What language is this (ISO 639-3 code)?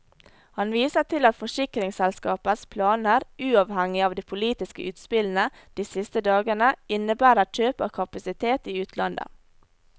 nor